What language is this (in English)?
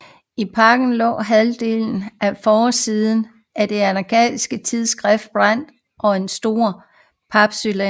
Danish